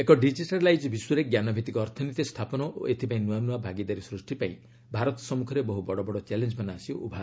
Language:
Odia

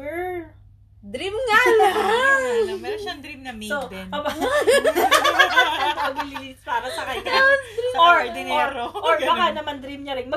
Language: Filipino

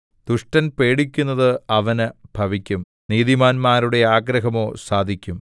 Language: Malayalam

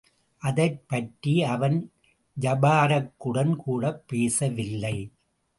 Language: Tamil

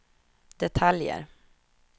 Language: Swedish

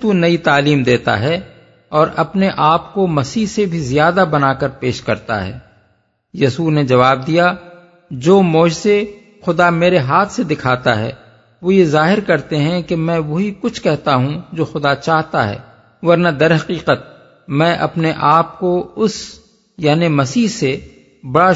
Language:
Urdu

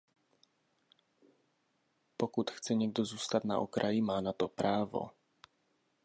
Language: Czech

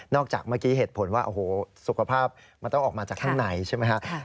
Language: Thai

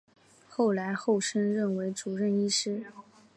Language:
Chinese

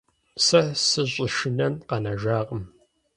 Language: Kabardian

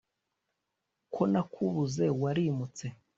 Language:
Kinyarwanda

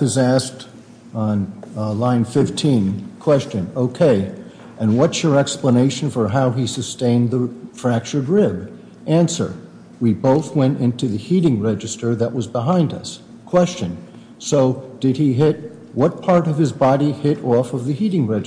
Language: English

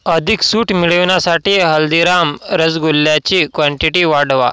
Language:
Marathi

